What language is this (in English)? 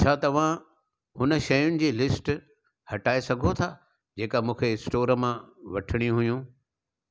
Sindhi